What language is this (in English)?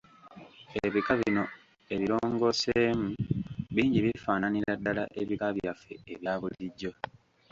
Ganda